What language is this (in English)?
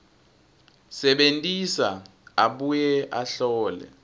Swati